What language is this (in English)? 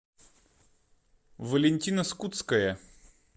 Russian